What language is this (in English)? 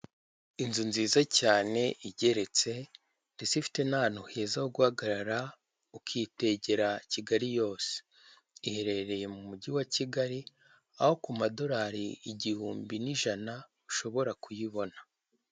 Kinyarwanda